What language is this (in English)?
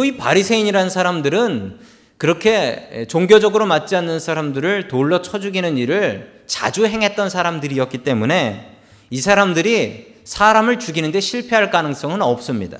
Korean